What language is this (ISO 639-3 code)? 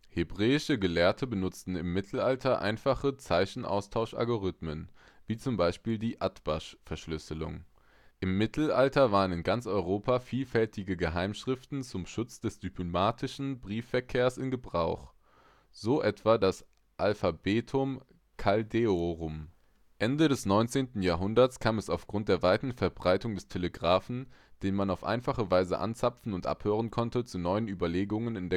deu